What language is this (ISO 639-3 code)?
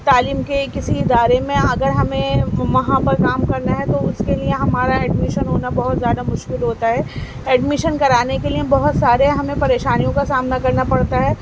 urd